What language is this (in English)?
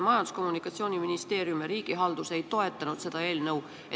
Estonian